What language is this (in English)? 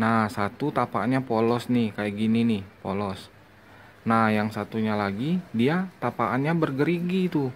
Indonesian